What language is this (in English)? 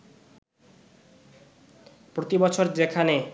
Bangla